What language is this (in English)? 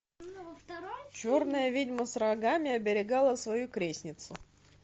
Russian